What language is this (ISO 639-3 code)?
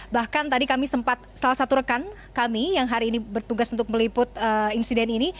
ind